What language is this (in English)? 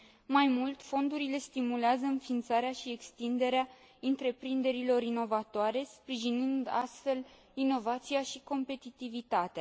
Romanian